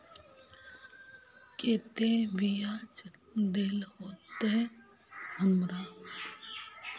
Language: Magahi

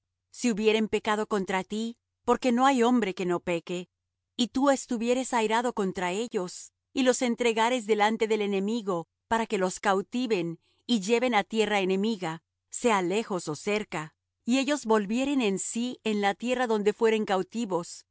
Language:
Spanish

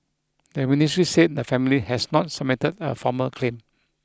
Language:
English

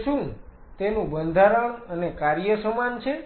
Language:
Gujarati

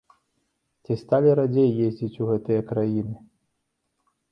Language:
Belarusian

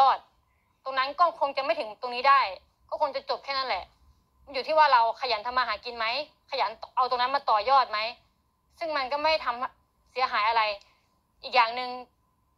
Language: Thai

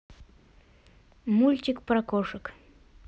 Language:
Russian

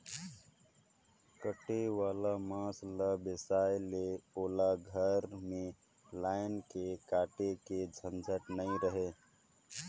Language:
Chhattisgarhi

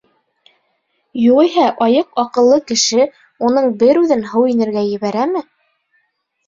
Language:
Bashkir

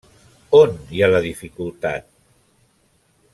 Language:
Catalan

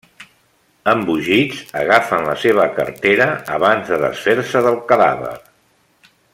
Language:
Catalan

